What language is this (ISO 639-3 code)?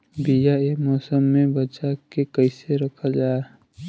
bho